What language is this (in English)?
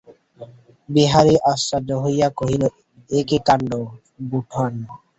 Bangla